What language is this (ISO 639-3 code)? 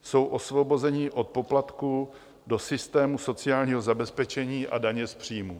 ces